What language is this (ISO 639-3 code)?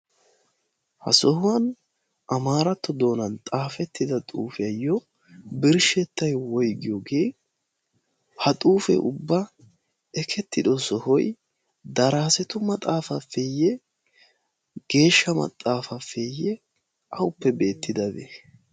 wal